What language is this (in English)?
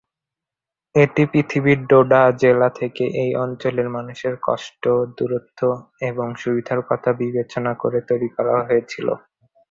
Bangla